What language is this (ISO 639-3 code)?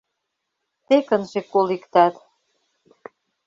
chm